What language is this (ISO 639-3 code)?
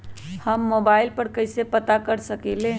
mag